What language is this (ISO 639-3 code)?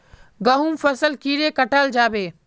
mag